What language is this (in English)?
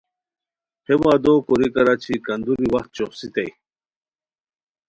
Khowar